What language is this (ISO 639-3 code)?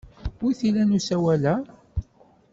kab